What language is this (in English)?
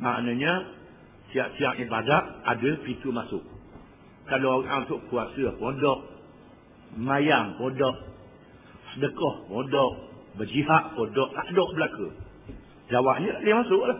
Malay